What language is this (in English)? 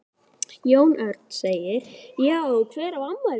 Icelandic